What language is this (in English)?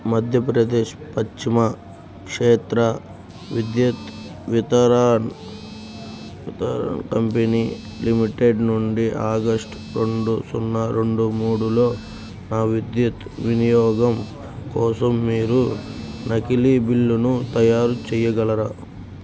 Telugu